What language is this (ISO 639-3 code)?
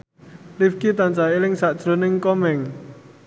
jav